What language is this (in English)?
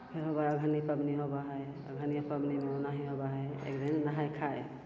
Maithili